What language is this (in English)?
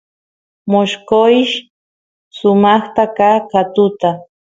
Santiago del Estero Quichua